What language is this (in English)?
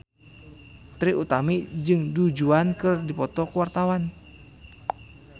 Sundanese